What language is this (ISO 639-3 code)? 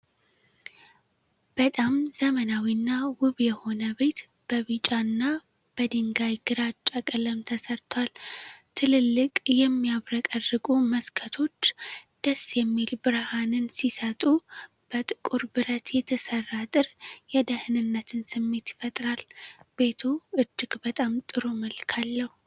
amh